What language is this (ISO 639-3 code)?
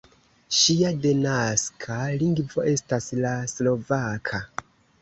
epo